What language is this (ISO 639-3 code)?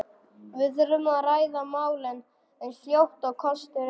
isl